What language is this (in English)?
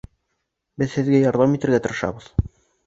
Bashkir